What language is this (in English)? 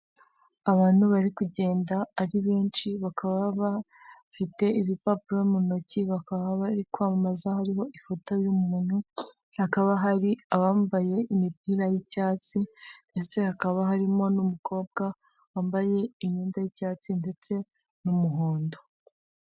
Kinyarwanda